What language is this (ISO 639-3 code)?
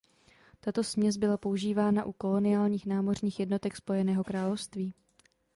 ces